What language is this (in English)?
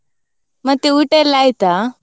Kannada